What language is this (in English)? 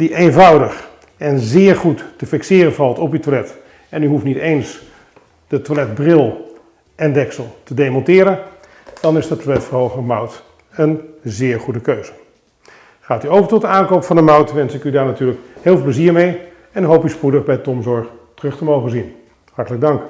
Dutch